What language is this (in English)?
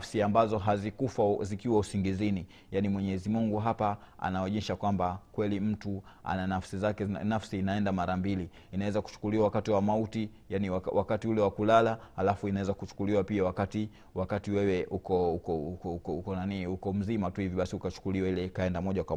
Swahili